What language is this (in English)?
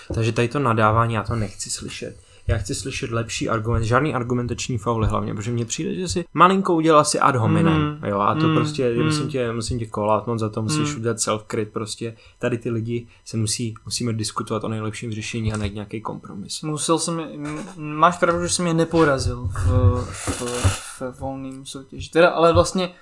Czech